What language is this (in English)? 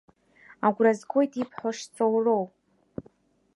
Abkhazian